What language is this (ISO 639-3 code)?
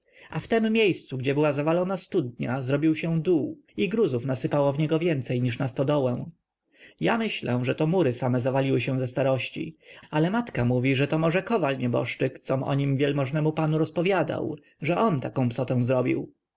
pol